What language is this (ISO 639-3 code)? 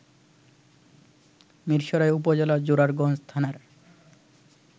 ben